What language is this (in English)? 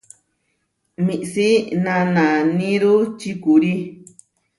Huarijio